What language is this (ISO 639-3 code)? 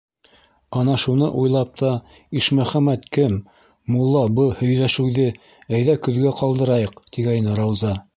bak